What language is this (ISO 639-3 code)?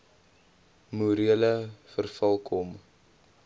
afr